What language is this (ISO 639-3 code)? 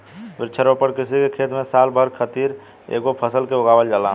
bho